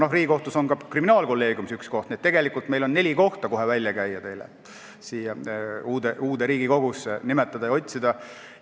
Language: Estonian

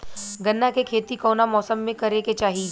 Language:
Bhojpuri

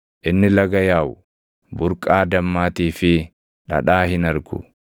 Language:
Oromo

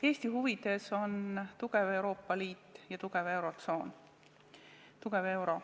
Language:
Estonian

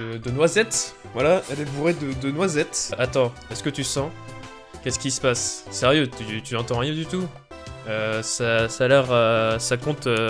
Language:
French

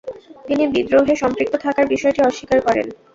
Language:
Bangla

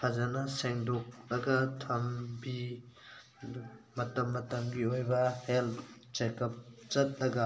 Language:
Manipuri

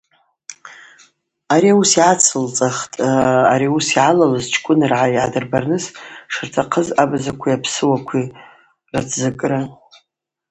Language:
Abaza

